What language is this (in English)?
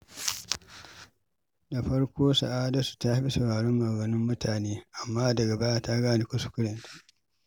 Hausa